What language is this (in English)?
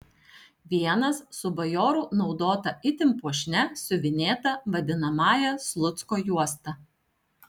Lithuanian